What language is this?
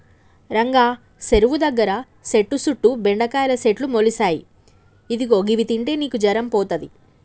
Telugu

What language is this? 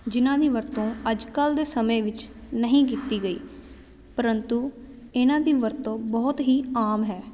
Punjabi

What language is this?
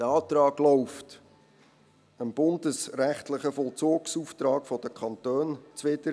Swiss German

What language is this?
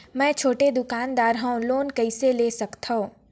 Chhattisgarhi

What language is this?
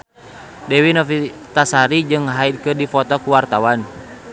Sundanese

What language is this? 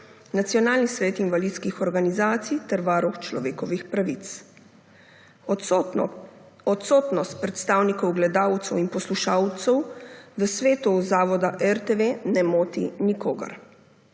Slovenian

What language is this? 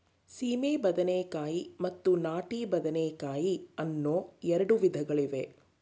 Kannada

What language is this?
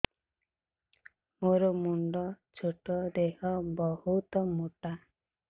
Odia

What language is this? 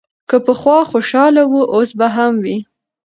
Pashto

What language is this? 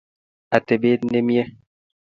Kalenjin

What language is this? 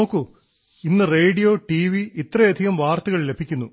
Malayalam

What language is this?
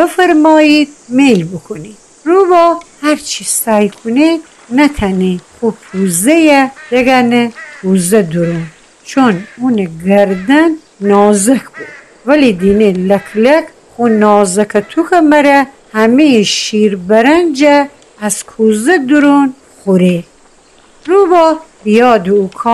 Persian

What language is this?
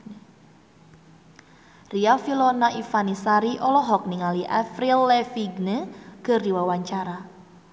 Sundanese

